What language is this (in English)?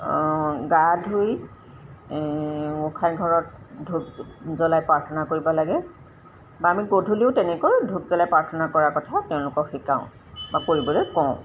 Assamese